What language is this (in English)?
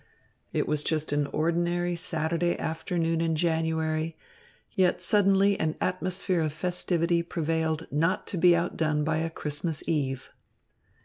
English